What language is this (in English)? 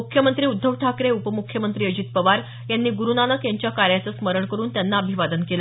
Marathi